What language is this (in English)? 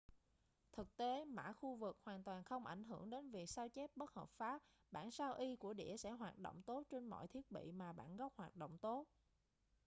Vietnamese